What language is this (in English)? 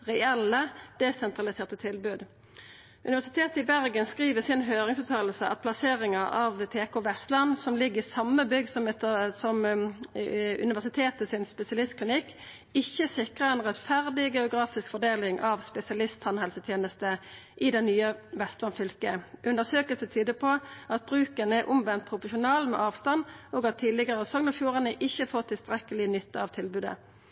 Norwegian Nynorsk